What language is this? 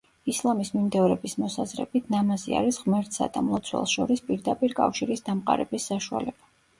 Georgian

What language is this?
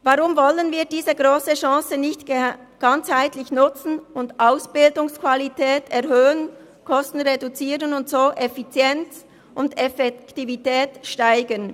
Swiss German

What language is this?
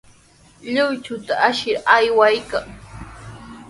Sihuas Ancash Quechua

